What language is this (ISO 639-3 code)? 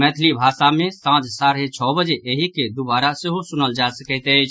mai